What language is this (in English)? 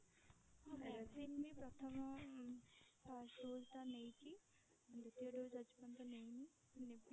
Odia